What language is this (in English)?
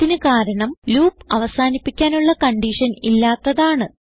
Malayalam